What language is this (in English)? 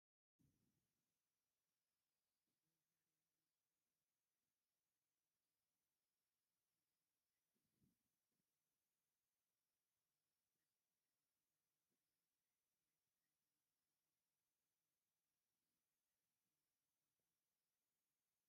Tigrinya